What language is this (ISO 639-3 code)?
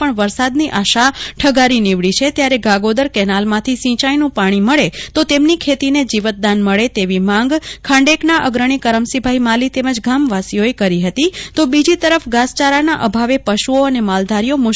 guj